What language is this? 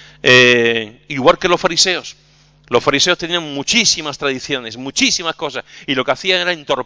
Spanish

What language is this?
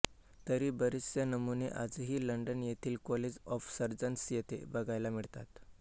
Marathi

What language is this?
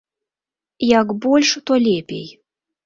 Belarusian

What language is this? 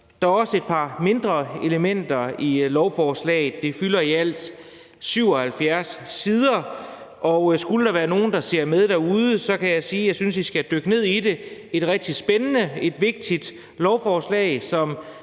Danish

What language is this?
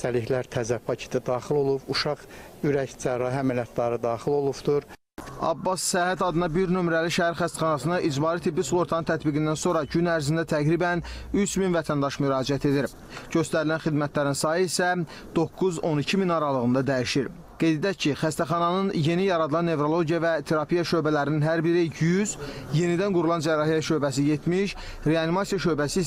Turkish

